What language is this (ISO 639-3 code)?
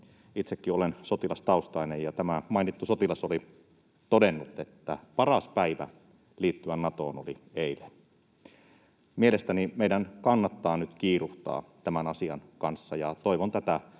fin